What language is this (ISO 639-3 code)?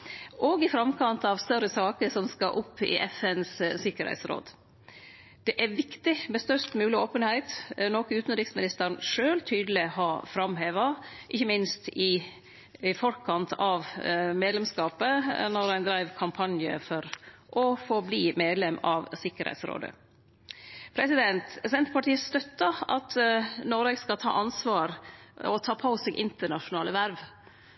nno